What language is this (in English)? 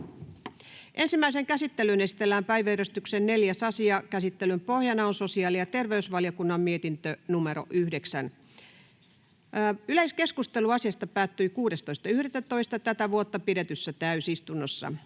Finnish